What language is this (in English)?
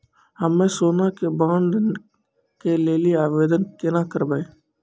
Maithili